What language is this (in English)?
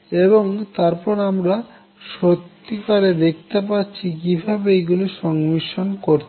Bangla